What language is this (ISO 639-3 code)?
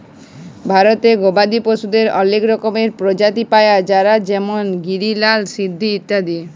ben